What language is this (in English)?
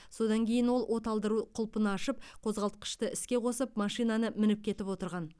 Kazakh